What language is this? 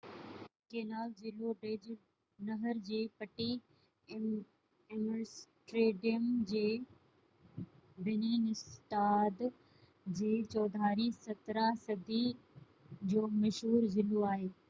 Sindhi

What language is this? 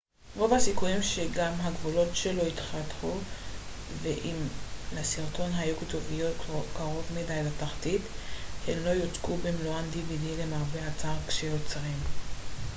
Hebrew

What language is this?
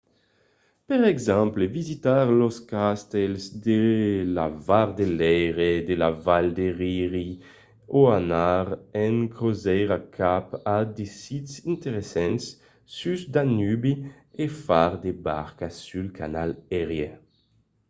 Occitan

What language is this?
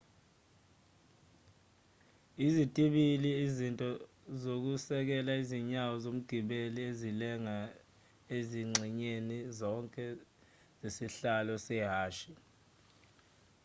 Zulu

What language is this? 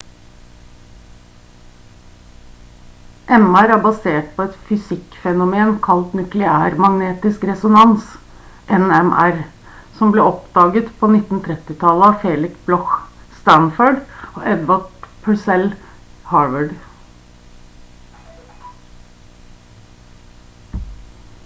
Norwegian Bokmål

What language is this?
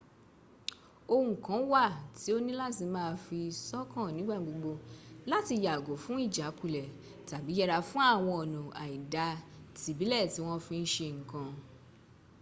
Yoruba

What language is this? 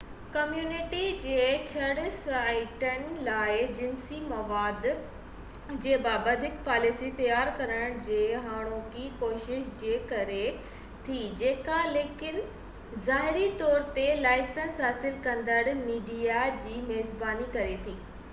Sindhi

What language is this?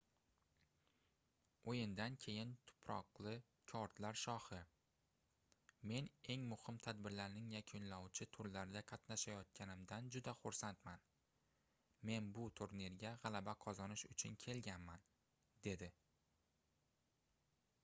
Uzbek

